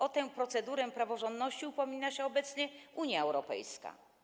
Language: Polish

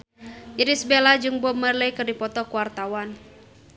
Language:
Sundanese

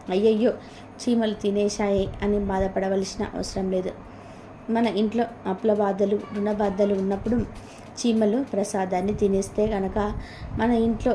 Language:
Telugu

